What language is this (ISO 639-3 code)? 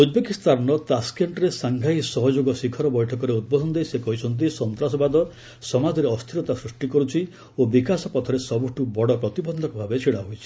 ori